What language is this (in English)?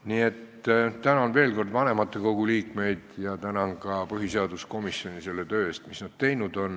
Estonian